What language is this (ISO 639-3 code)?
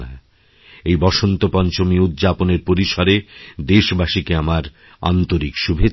ben